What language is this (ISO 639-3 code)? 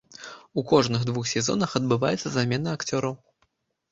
bel